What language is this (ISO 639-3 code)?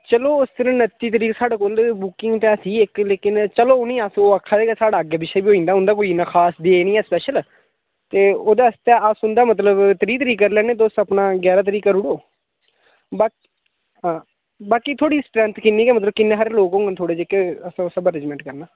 doi